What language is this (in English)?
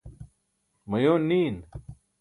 Burushaski